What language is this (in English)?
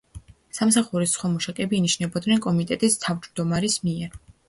Georgian